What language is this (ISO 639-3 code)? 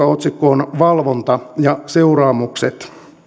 fin